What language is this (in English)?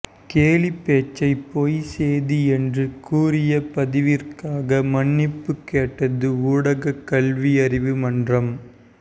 Tamil